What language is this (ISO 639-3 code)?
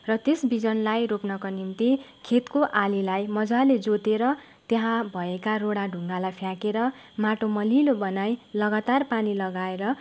nep